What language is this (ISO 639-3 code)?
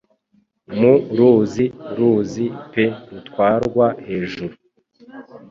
kin